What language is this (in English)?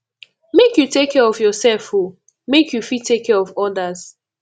Nigerian Pidgin